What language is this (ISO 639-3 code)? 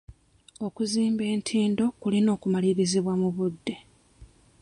lug